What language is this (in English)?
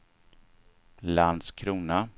Swedish